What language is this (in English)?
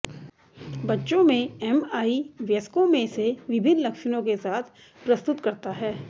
Hindi